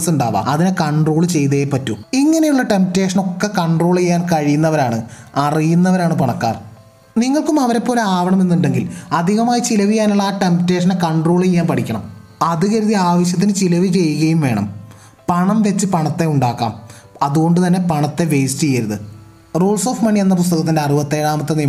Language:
Malayalam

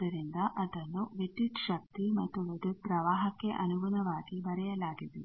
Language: Kannada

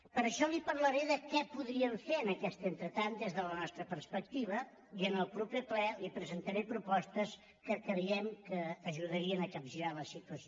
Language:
Catalan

